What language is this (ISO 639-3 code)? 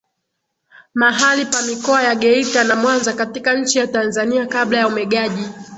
swa